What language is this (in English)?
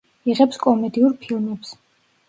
Georgian